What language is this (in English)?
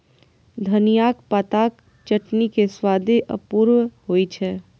Maithili